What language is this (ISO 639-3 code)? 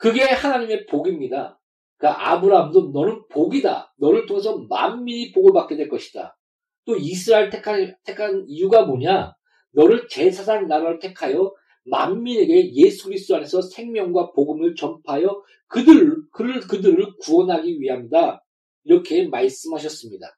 kor